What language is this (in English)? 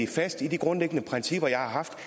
Danish